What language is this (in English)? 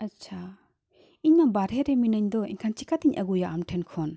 Santali